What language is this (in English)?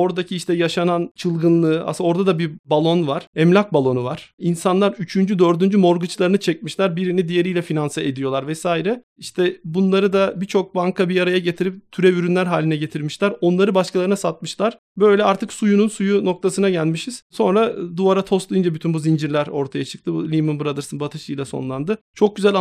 Turkish